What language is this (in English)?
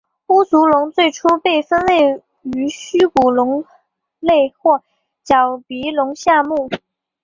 Chinese